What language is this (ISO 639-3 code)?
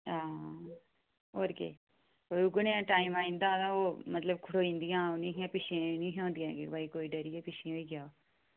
doi